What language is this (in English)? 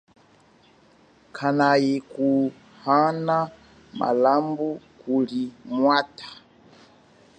Chokwe